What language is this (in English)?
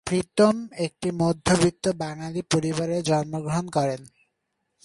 Bangla